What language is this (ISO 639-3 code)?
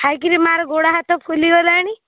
ori